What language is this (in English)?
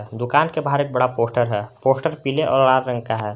Hindi